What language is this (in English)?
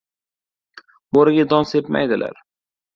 Uzbek